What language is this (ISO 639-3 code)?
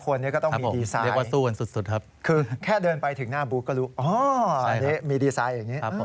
tha